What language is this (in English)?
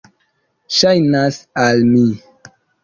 Esperanto